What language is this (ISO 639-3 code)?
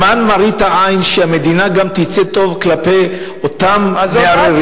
heb